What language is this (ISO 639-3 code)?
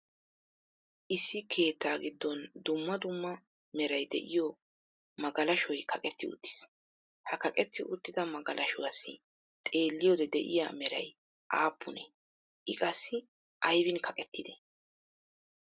wal